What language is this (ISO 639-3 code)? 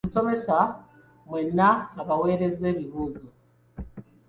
lug